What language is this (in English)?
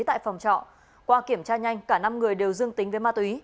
Vietnamese